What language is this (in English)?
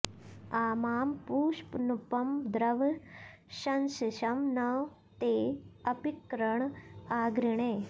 Sanskrit